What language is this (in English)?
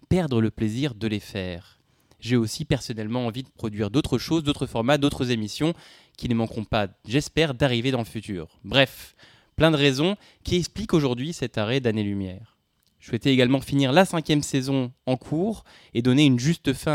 French